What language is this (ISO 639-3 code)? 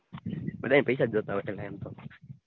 guj